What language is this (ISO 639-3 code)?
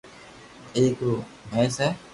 lrk